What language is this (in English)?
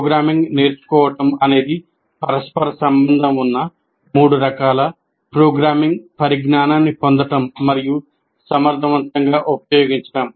Telugu